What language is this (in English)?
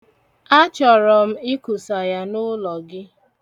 Igbo